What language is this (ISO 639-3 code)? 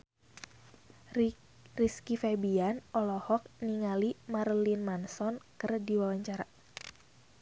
sun